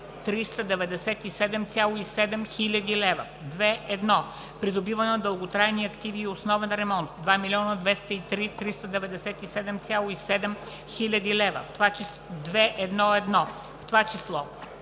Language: Bulgarian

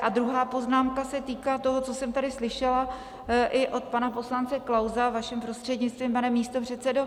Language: Czech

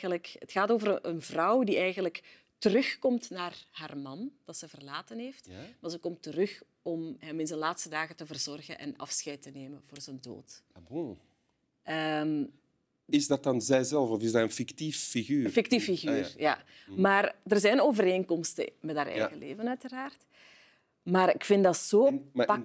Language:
Dutch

